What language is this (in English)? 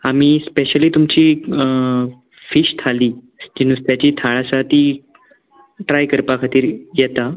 Konkani